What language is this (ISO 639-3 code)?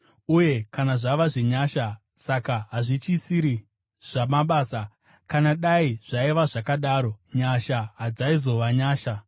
sna